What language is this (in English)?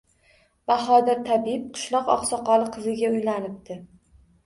Uzbek